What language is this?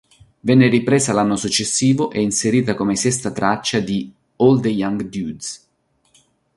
Italian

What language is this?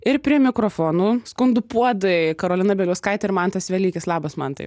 Lithuanian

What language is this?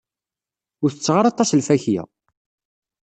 Kabyle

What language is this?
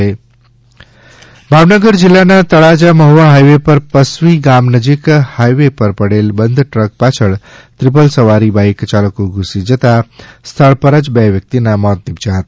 Gujarati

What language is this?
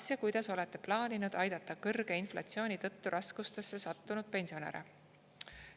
Estonian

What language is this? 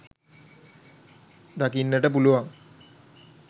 Sinhala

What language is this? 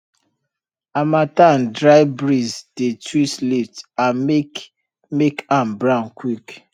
Nigerian Pidgin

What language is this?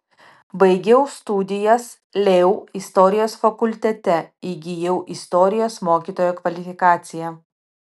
Lithuanian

